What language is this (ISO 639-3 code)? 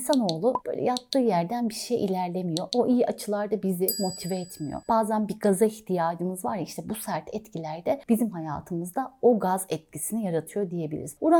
tur